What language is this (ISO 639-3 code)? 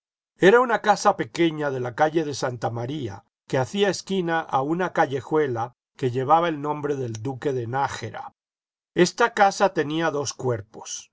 spa